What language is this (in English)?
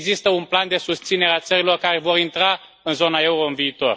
Romanian